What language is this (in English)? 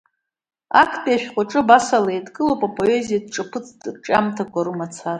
Abkhazian